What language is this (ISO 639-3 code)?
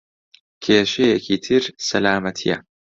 ckb